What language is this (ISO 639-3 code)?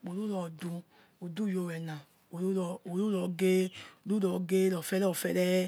ets